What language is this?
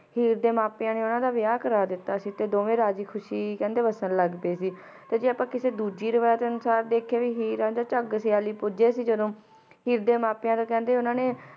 Punjabi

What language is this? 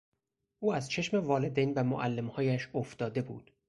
Persian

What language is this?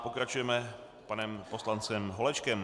Czech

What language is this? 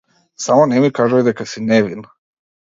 Macedonian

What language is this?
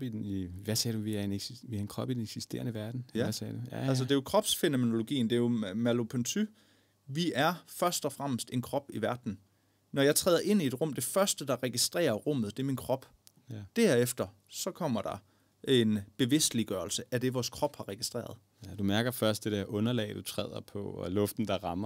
Danish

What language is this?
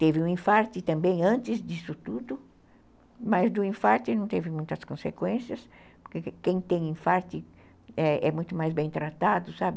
Portuguese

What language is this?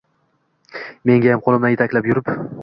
Uzbek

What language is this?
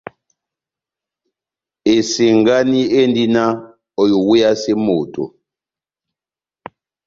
Batanga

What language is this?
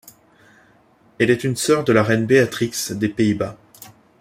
French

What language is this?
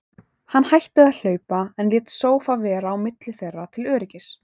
Icelandic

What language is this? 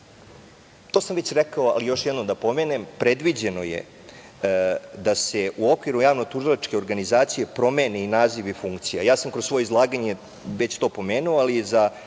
Serbian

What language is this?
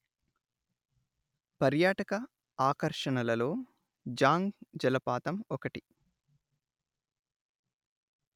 Telugu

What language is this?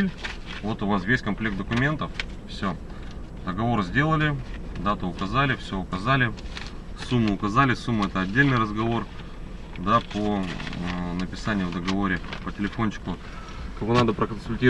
Russian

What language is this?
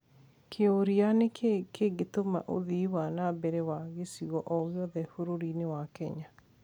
Kikuyu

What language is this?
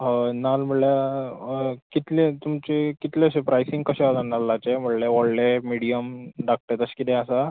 Konkani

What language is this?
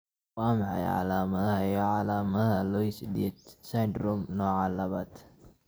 Somali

